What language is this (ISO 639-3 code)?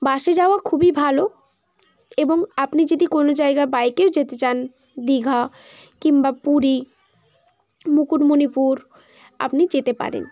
ben